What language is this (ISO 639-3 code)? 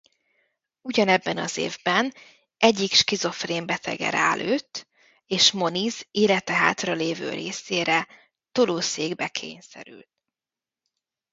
hun